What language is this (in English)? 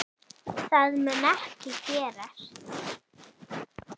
Icelandic